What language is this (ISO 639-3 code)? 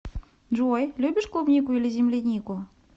rus